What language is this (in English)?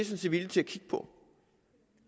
Danish